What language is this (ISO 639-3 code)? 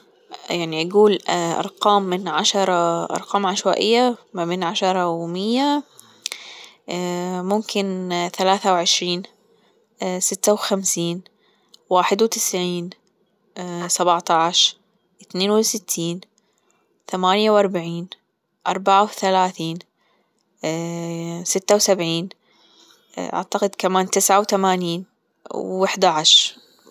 afb